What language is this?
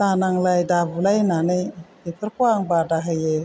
Bodo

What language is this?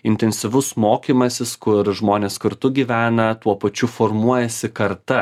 Lithuanian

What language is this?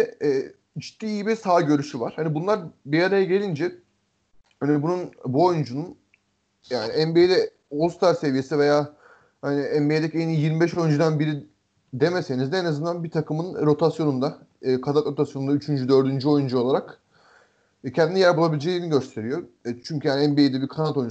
Turkish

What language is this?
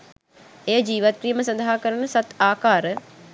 Sinhala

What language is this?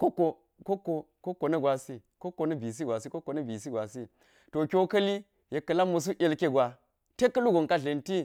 Geji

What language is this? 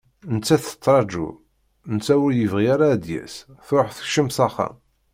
Kabyle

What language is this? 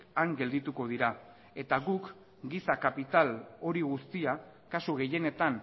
Basque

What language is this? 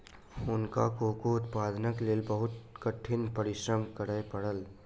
Maithili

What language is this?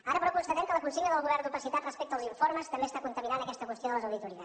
Catalan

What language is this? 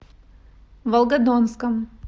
Russian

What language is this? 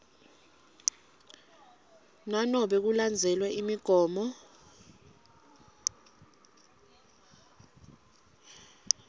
Swati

